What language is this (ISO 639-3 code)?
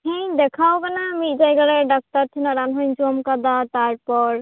sat